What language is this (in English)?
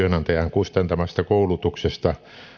Finnish